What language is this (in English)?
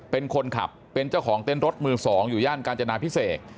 Thai